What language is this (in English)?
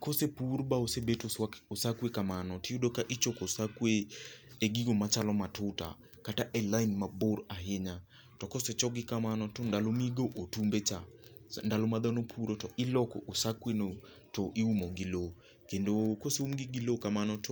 Luo (Kenya and Tanzania)